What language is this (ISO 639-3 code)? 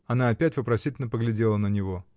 rus